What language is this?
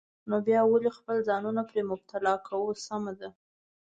Pashto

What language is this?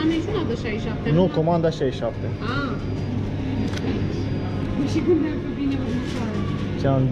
Romanian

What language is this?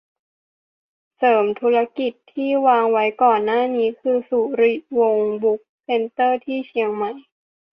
Thai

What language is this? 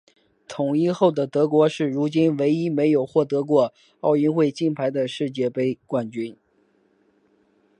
Chinese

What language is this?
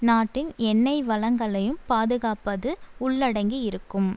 Tamil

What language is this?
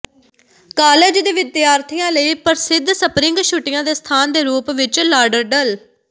Punjabi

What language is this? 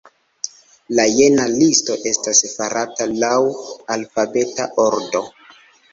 Esperanto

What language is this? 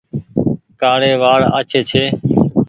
Goaria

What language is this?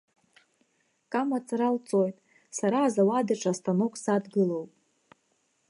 Abkhazian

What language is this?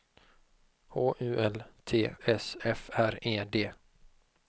Swedish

